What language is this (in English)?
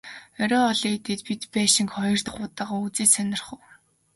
Mongolian